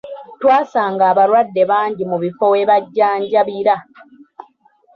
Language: Ganda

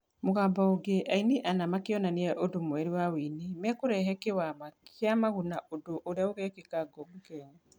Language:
Kikuyu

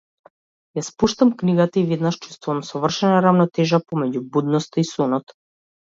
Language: Macedonian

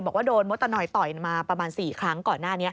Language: Thai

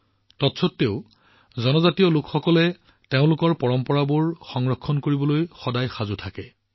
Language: Assamese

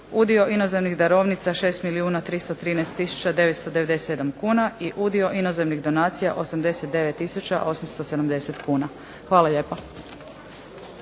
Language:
Croatian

